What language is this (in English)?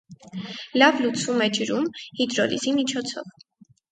Armenian